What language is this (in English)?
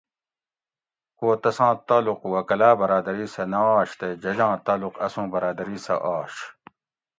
Gawri